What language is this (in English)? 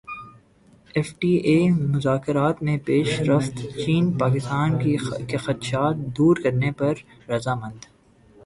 Urdu